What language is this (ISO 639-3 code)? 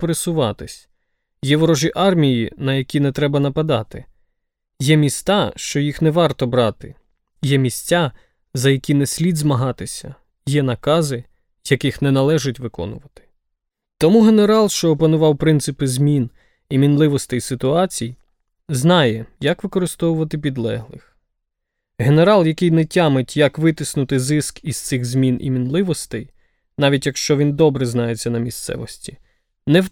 ukr